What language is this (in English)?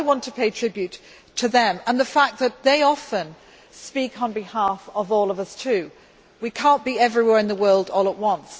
English